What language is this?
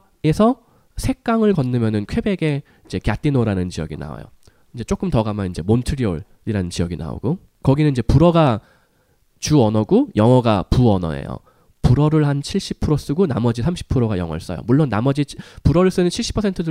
Korean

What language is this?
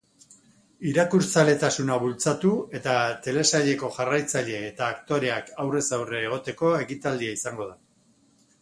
Basque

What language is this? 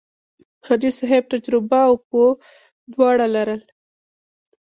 Pashto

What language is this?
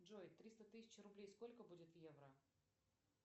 Russian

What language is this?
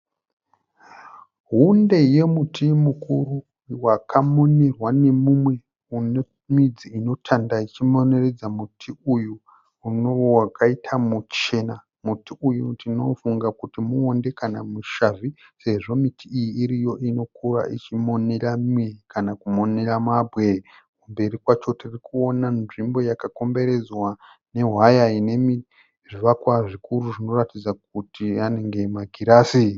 Shona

